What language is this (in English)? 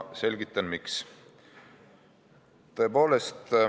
Estonian